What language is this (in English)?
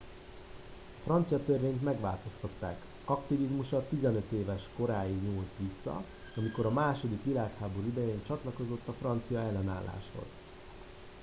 Hungarian